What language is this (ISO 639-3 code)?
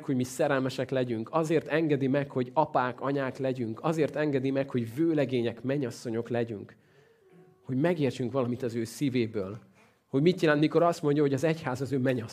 hun